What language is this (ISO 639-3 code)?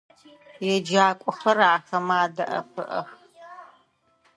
ady